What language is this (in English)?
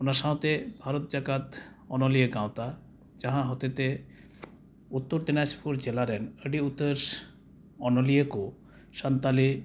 Santali